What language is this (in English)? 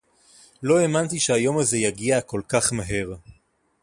Hebrew